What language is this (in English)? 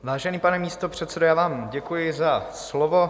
Czech